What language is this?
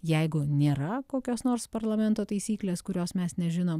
Lithuanian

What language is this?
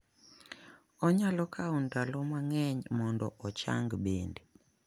Luo (Kenya and Tanzania)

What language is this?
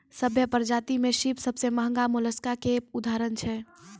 Maithili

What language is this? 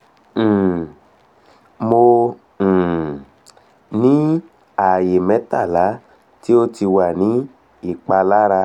Yoruba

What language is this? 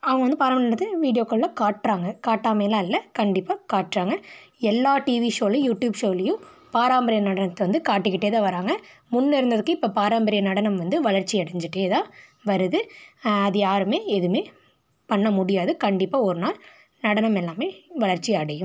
Tamil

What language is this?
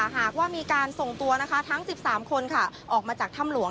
Thai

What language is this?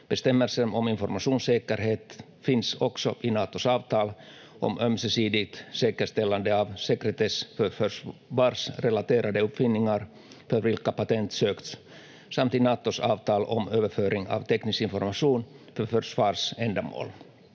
Finnish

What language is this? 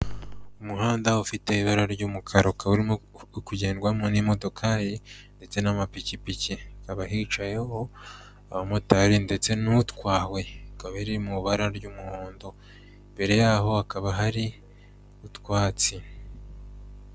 Kinyarwanda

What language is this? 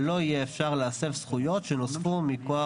Hebrew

